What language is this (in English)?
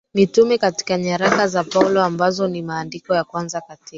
Swahili